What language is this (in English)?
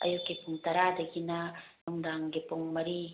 Manipuri